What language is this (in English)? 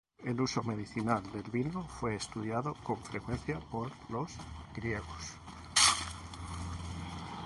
Spanish